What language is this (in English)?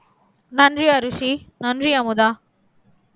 Tamil